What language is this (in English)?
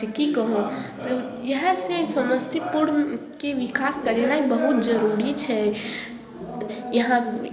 Maithili